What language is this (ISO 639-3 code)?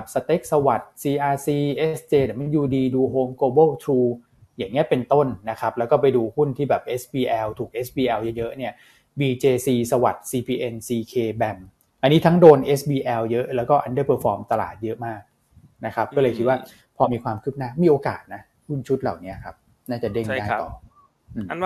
tha